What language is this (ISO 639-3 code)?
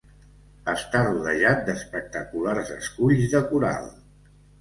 cat